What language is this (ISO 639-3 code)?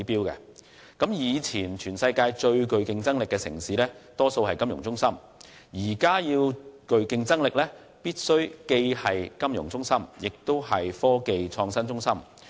yue